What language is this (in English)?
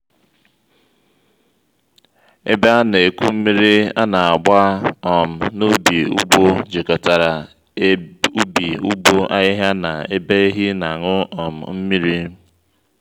Igbo